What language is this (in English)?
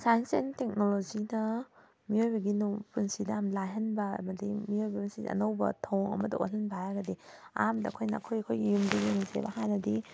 Manipuri